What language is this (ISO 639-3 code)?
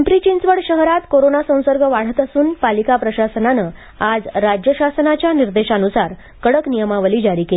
mar